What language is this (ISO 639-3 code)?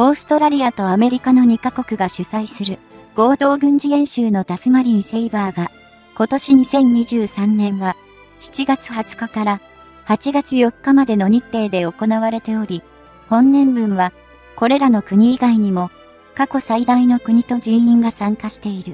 jpn